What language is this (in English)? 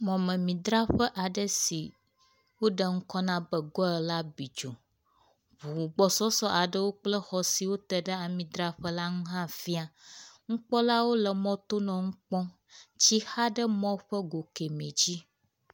Ewe